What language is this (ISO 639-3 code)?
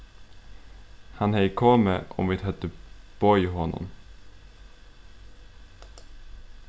fao